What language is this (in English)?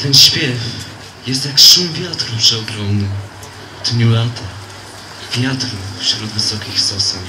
Polish